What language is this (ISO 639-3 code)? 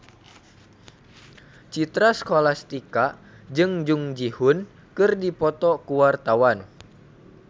sun